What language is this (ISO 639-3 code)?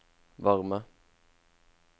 nor